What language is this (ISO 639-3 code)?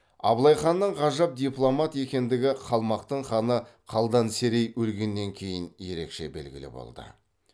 kaz